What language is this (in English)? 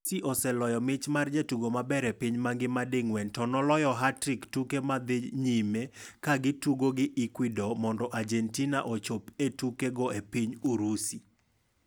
Luo (Kenya and Tanzania)